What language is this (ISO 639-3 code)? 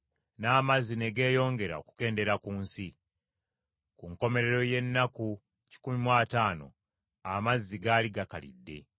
lug